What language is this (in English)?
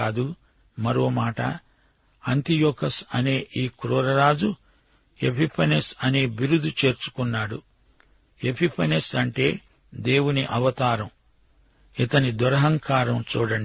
Telugu